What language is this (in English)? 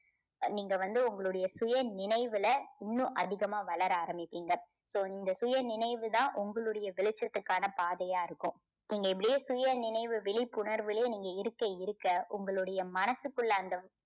Tamil